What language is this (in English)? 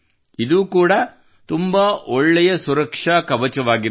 Kannada